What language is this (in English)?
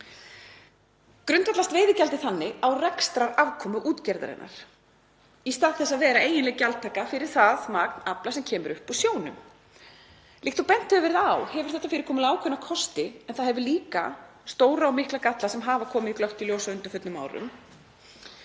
Icelandic